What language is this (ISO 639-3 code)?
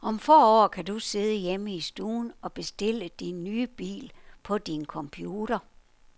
dan